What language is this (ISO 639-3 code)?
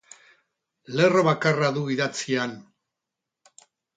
eus